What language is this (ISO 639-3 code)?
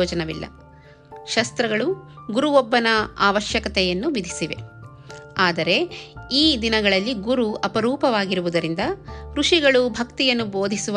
kan